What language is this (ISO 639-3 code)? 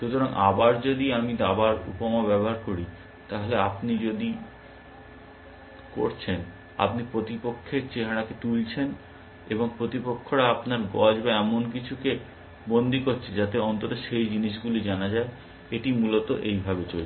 ben